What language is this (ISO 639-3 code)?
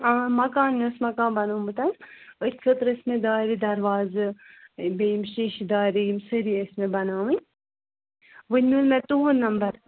kas